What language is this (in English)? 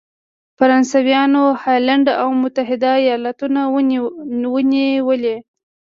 Pashto